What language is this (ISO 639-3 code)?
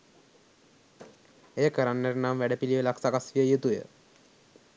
sin